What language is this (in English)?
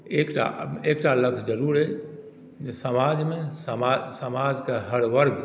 Maithili